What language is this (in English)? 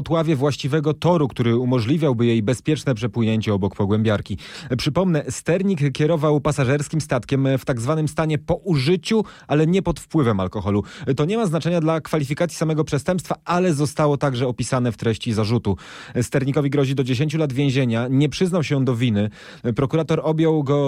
Polish